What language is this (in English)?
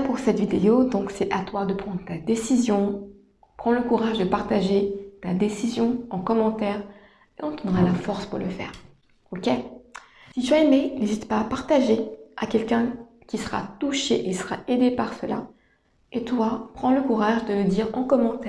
French